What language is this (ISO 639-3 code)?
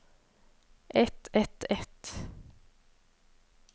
nor